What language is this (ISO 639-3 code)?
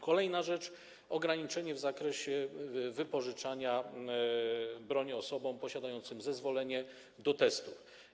pol